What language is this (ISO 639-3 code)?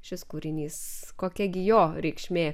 lit